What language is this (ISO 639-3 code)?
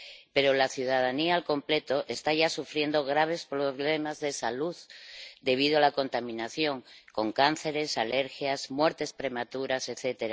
spa